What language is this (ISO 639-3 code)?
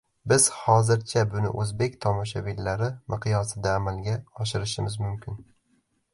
uzb